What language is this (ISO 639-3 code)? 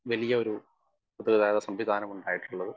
mal